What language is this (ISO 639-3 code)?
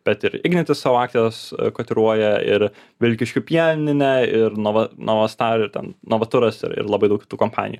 lit